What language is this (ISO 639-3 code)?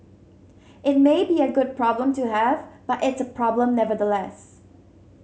eng